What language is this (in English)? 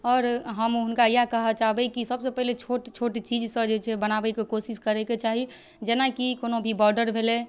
Maithili